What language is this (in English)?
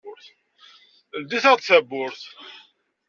Kabyle